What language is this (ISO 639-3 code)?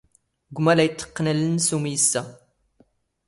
zgh